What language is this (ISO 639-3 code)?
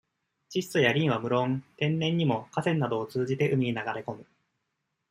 jpn